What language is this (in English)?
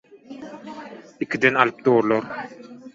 Turkmen